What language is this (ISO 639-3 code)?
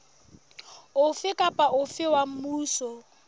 sot